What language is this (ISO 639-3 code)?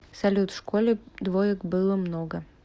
rus